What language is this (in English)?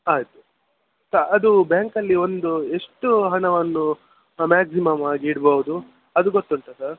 Kannada